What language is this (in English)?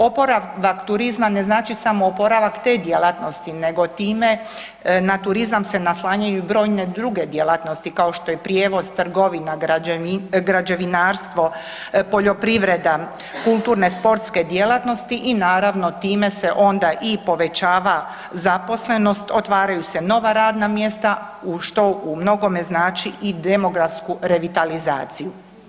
Croatian